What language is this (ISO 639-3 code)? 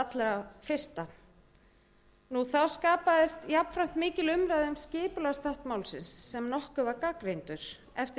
isl